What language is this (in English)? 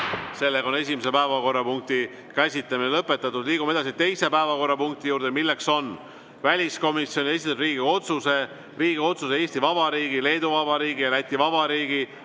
Estonian